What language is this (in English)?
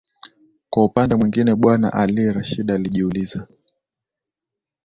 Swahili